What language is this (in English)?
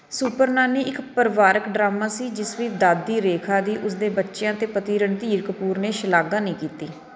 Punjabi